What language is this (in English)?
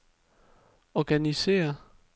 Danish